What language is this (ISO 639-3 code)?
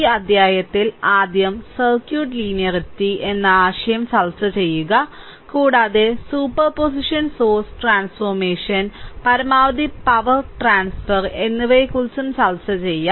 mal